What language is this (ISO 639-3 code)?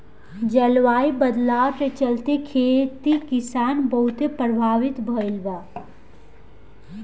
bho